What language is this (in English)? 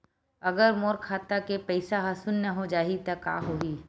Chhattisgarhi